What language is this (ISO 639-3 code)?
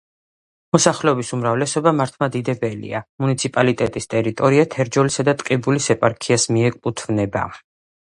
kat